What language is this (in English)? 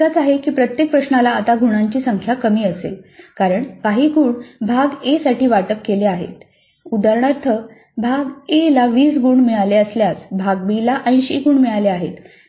Marathi